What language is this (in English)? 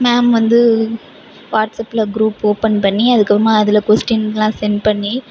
Tamil